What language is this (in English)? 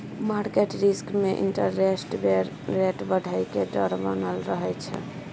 Maithili